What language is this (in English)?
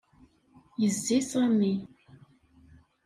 Kabyle